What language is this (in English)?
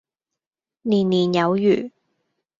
Cantonese